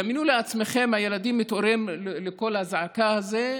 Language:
Hebrew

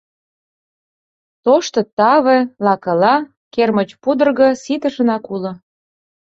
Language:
Mari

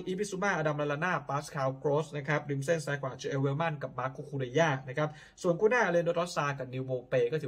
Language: Thai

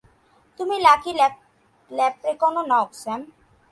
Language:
Bangla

